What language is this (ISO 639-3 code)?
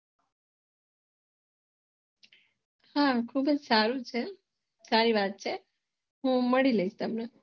guj